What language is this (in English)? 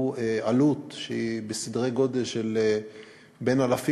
Hebrew